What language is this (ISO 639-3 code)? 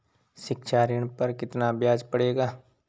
hin